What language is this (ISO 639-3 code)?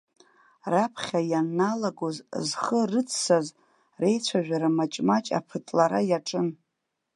abk